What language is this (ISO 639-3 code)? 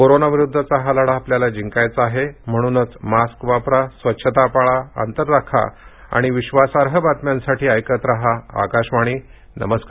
mar